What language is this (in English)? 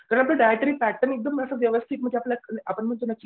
Marathi